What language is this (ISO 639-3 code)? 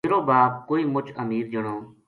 gju